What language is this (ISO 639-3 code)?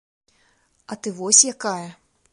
bel